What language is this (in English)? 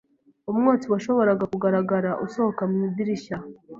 Kinyarwanda